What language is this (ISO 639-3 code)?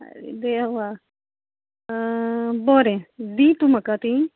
kok